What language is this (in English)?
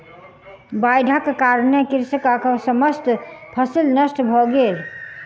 Maithili